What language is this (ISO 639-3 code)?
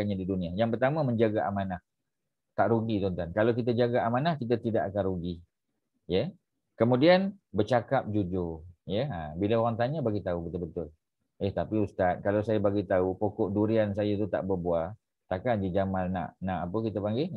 msa